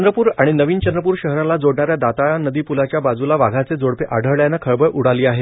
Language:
Marathi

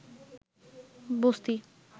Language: Bangla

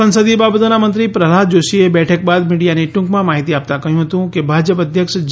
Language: Gujarati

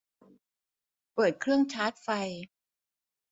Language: Thai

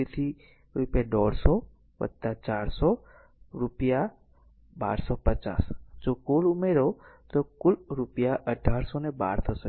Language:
Gujarati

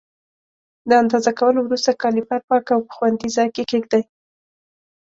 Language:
Pashto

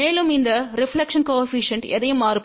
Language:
Tamil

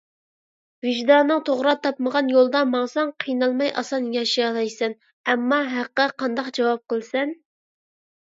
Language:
Uyghur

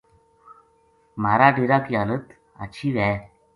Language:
Gujari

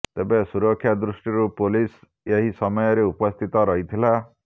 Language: Odia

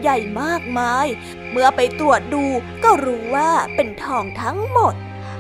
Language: Thai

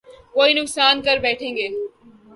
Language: Urdu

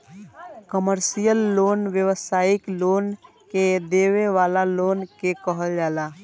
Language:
Bhojpuri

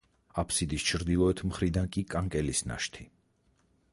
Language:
Georgian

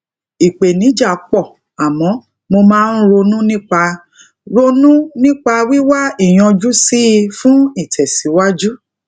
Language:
Yoruba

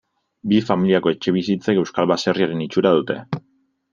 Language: Basque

